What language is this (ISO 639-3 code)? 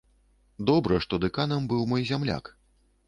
bel